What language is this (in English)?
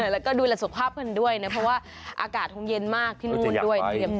Thai